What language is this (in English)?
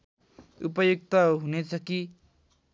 Nepali